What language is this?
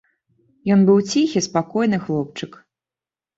Belarusian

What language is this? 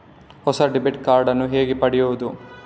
Kannada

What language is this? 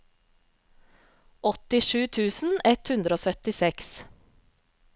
Norwegian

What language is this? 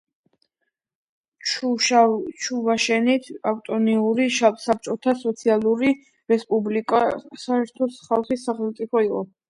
Georgian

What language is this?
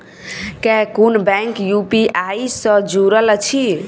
Maithili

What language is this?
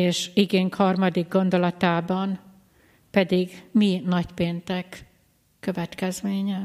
Hungarian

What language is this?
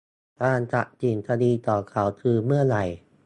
Thai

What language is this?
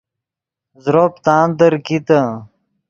Yidgha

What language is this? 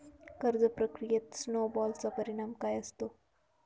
Marathi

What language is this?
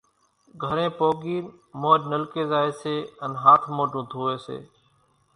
Kachi Koli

